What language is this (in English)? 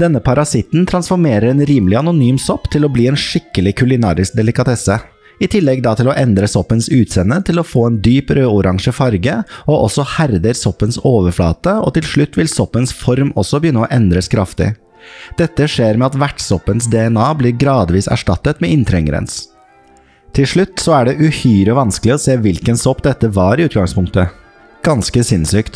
Norwegian